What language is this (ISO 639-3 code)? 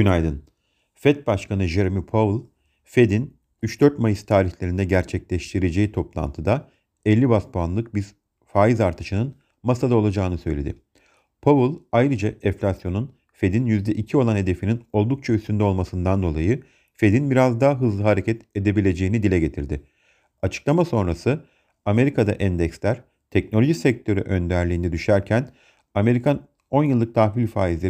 tur